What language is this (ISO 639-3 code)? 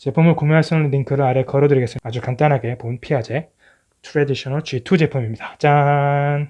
kor